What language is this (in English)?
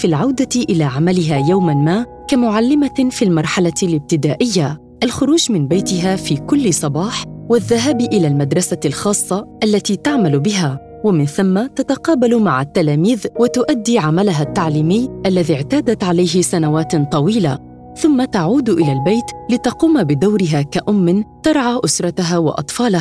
Arabic